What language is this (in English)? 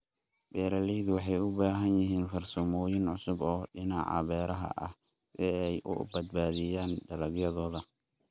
Somali